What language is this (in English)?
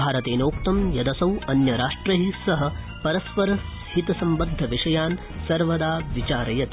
Sanskrit